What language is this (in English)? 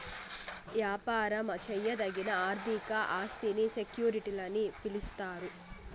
Telugu